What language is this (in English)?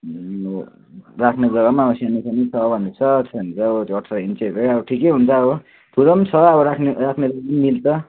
Nepali